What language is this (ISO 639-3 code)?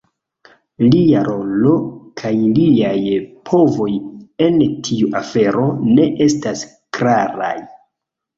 epo